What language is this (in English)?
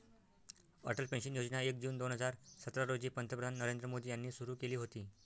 Marathi